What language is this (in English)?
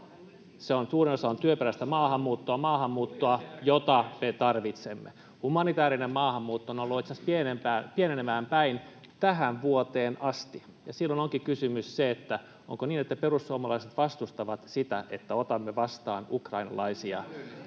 Finnish